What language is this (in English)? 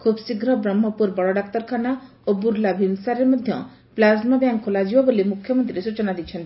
Odia